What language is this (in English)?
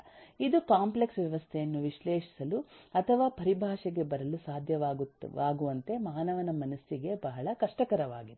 Kannada